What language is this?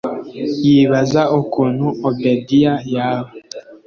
Kinyarwanda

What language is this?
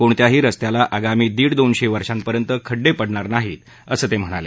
Marathi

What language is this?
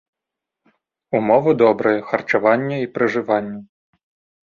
Belarusian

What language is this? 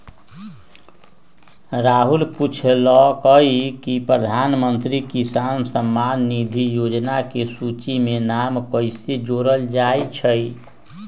Magahi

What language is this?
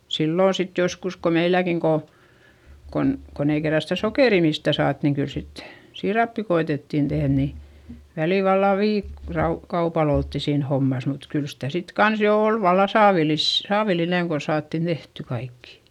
Finnish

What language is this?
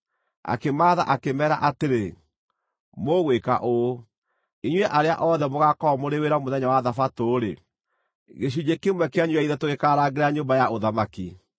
Kikuyu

